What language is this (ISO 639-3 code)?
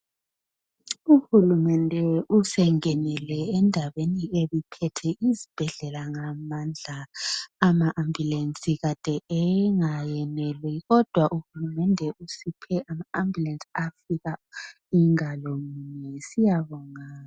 nde